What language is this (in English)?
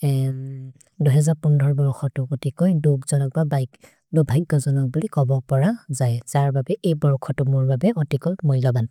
Maria (India)